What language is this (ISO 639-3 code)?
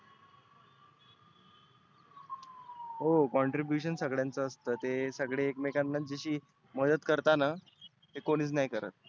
mar